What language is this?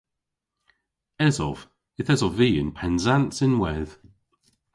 Cornish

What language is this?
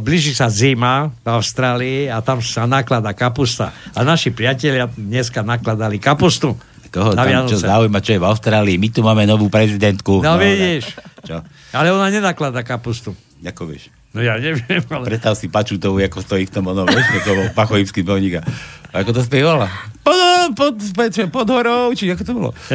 Slovak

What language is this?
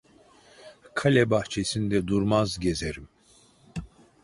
Turkish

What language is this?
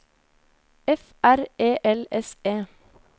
Norwegian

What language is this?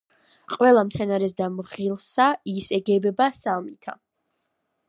Georgian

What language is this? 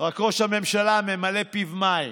Hebrew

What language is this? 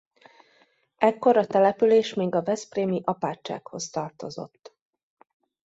Hungarian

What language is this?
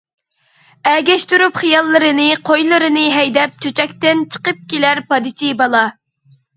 Uyghur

